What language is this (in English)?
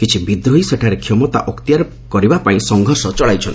Odia